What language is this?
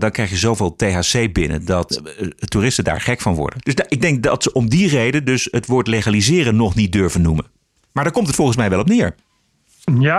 Dutch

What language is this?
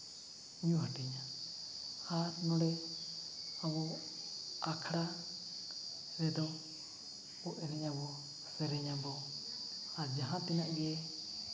Santali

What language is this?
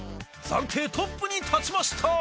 Japanese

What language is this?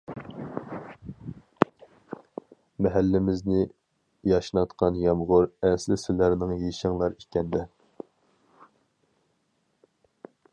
Uyghur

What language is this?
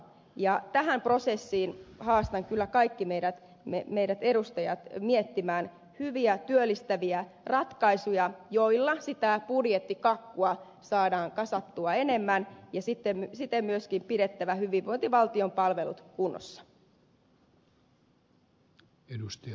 Finnish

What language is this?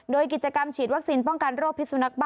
Thai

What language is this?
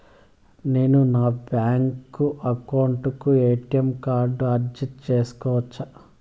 Telugu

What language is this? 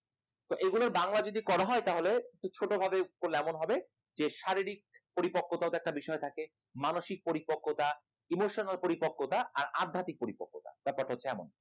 Bangla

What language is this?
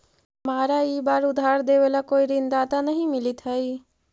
Magahi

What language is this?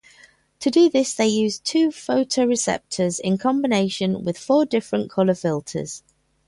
English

